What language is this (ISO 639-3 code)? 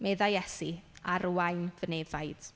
cym